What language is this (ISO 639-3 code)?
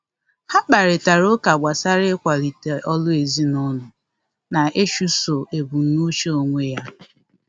ibo